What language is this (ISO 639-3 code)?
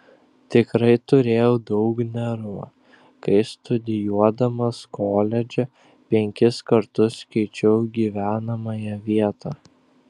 lit